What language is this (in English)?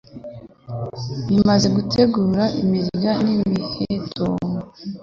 Kinyarwanda